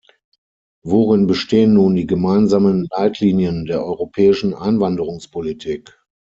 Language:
German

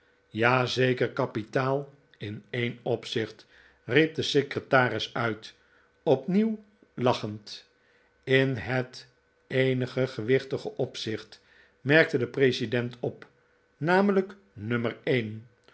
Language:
Dutch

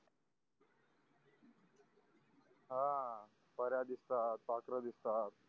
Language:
Marathi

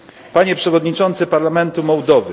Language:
Polish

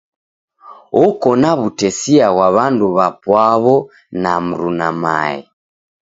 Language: Taita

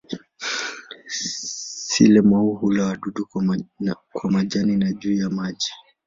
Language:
Swahili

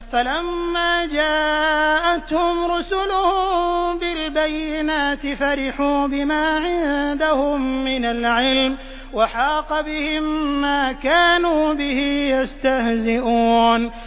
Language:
Arabic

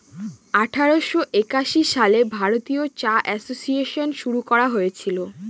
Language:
Bangla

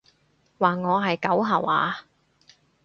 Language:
Cantonese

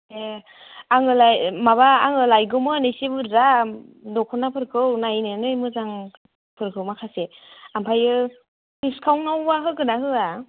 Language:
Bodo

